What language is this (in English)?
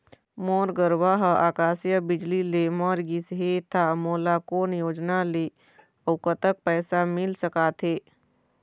Chhattisgarhi